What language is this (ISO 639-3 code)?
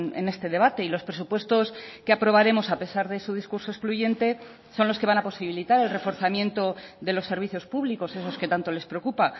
spa